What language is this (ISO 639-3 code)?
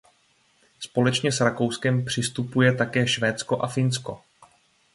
ces